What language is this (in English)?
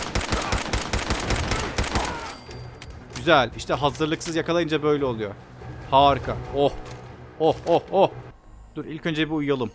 Turkish